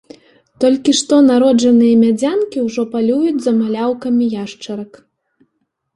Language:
Belarusian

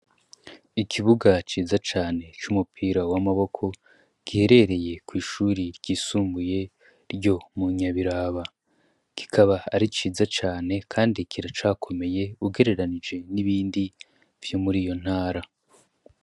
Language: Rundi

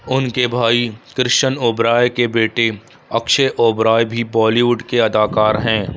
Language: Urdu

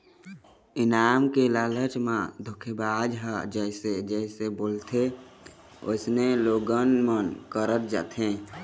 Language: Chhattisgarhi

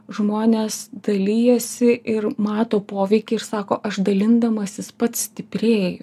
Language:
Lithuanian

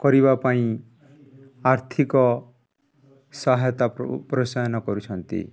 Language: Odia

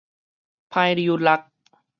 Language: Min Nan Chinese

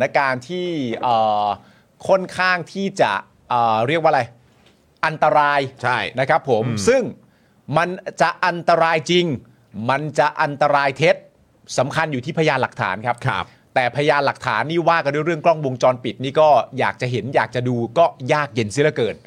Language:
Thai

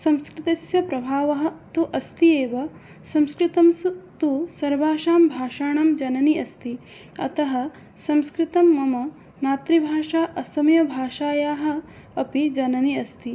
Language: Sanskrit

